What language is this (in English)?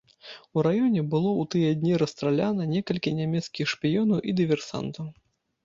Belarusian